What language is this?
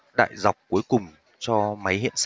Vietnamese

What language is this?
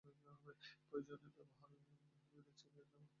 Bangla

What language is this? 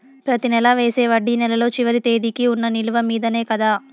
Telugu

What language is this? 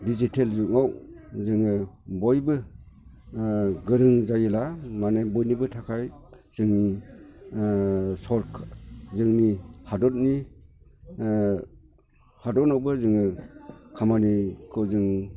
Bodo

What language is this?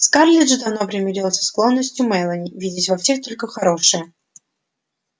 Russian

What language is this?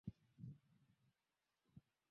Swahili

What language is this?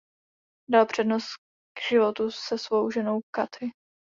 Czech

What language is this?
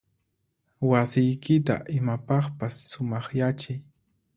Puno Quechua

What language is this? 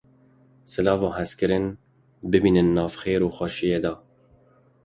Kurdish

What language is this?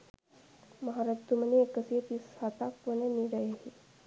Sinhala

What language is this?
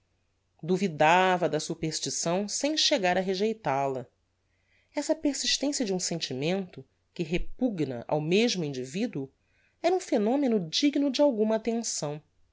Portuguese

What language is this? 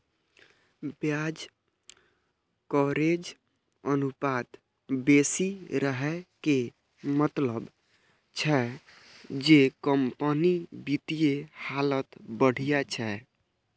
Maithili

